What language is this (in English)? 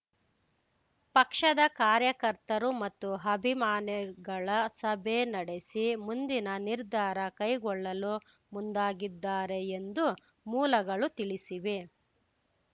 Kannada